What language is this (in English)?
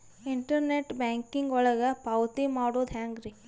Kannada